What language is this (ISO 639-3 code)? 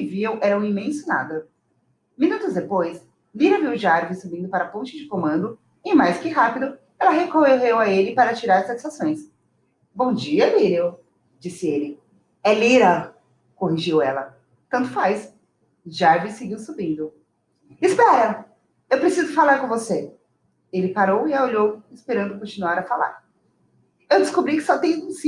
por